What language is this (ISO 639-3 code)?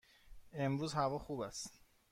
fas